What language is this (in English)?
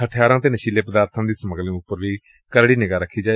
Punjabi